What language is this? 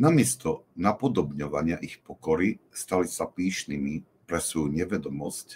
Slovak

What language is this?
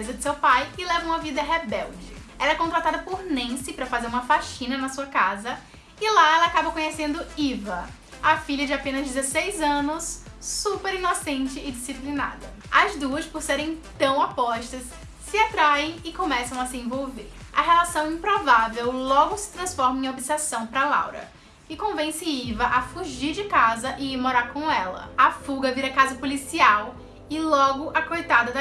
Portuguese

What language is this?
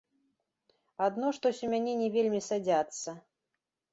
Belarusian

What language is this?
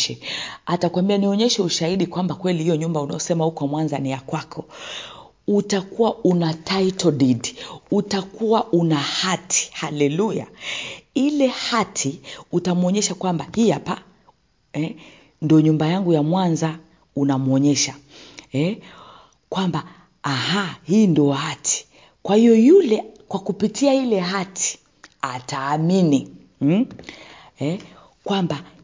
Swahili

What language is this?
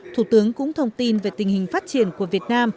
Vietnamese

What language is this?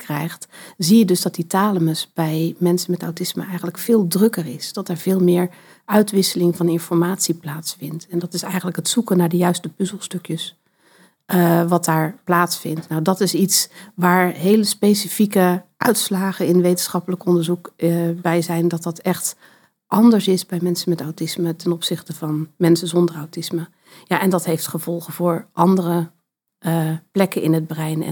Dutch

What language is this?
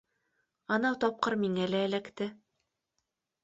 Bashkir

